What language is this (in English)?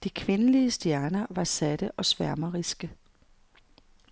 Danish